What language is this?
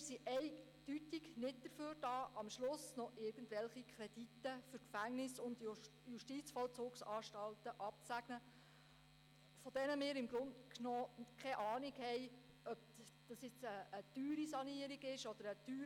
Swiss German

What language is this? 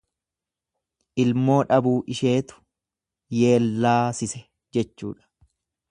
Oromo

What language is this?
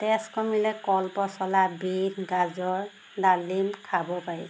Assamese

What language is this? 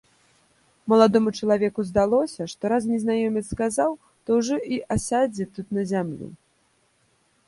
Belarusian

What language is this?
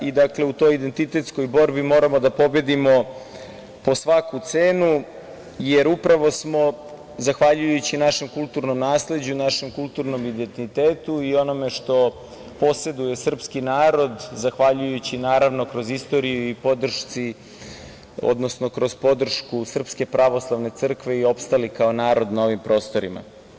Serbian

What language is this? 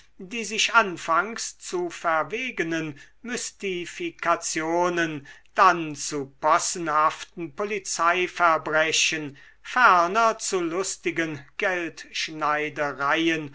German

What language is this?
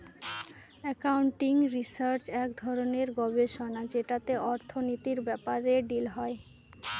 Bangla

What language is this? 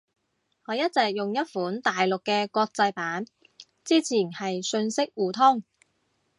Cantonese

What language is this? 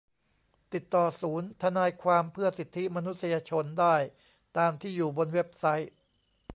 Thai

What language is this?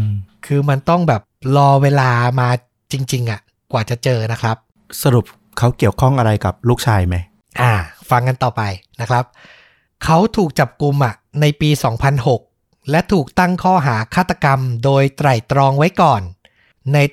Thai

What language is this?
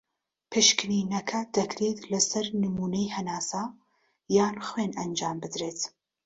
Central Kurdish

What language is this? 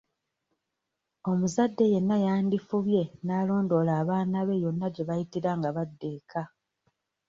Ganda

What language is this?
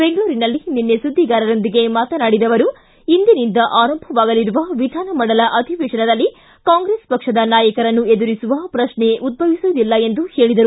Kannada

